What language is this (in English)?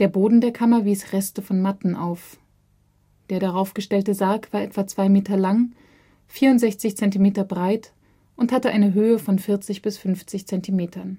German